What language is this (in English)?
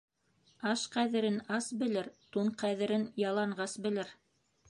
Bashkir